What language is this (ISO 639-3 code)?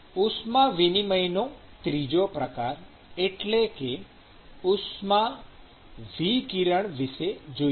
guj